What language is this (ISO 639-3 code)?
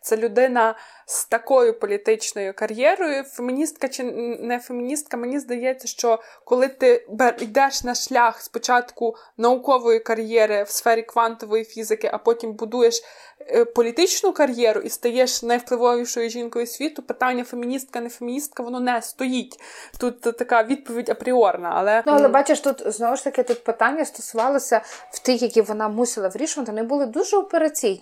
ukr